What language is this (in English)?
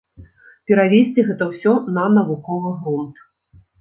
Belarusian